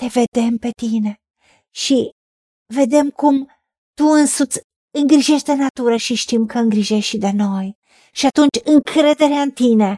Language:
Romanian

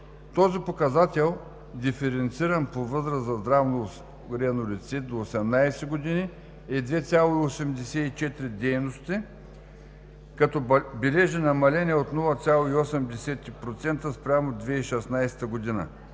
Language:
Bulgarian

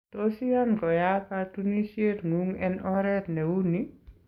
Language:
Kalenjin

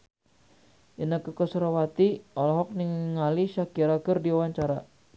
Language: Sundanese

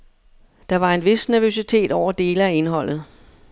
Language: Danish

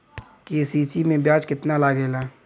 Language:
Bhojpuri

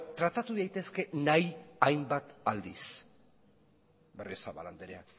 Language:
Basque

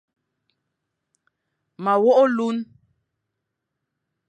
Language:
Fang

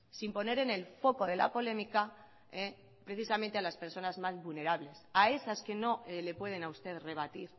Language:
Spanish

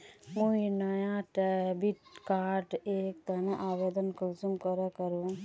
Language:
Magahi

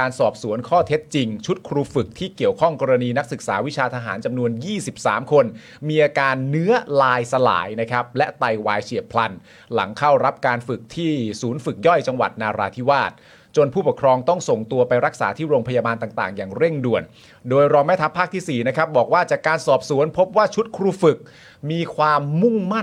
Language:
Thai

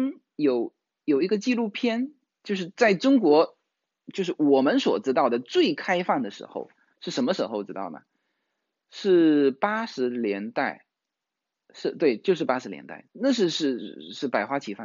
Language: Chinese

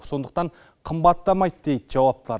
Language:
Kazakh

